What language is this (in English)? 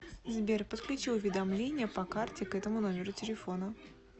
Russian